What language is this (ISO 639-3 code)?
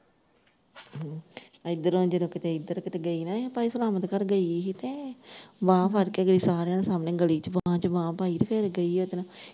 pan